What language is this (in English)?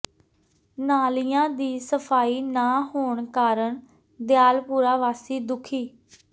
Punjabi